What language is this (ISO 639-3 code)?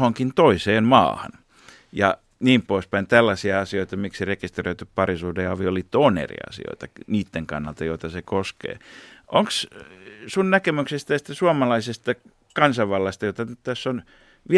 fin